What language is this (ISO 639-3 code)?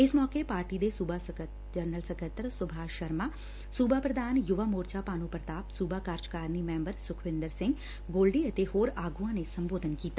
pan